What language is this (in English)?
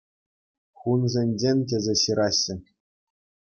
Chuvash